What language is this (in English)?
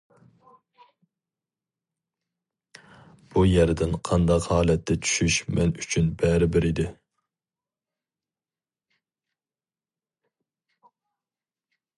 Uyghur